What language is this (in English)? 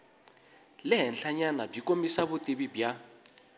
Tsonga